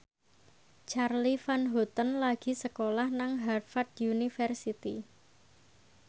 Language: Javanese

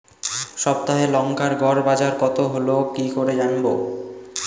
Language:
Bangla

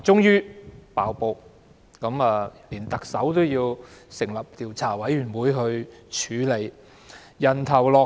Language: Cantonese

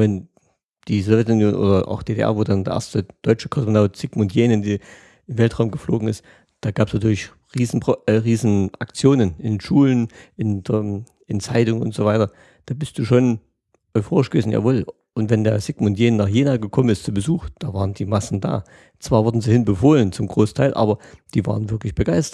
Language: German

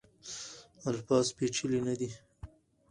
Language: Pashto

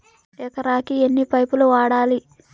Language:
Telugu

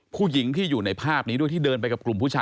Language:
Thai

